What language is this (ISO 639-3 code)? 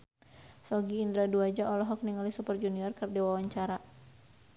sun